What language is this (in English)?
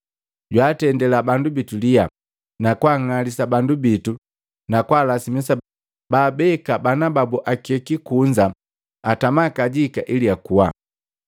Matengo